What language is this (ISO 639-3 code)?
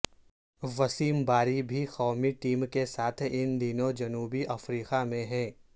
urd